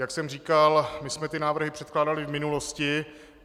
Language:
Czech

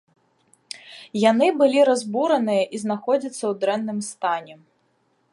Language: Belarusian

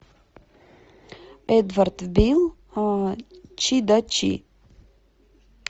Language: Russian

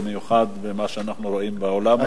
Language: Hebrew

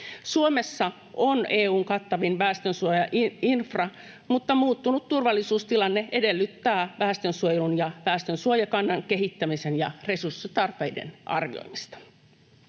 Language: Finnish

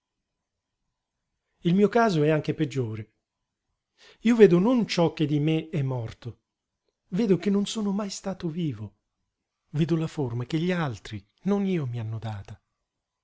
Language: Italian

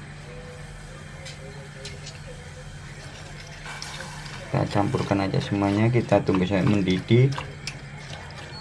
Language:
Indonesian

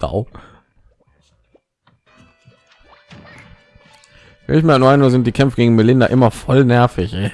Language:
German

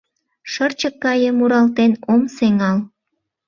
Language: Mari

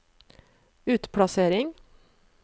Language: Norwegian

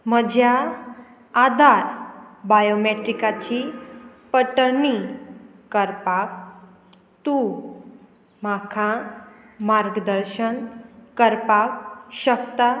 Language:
Konkani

